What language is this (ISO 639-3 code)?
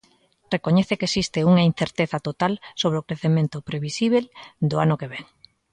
glg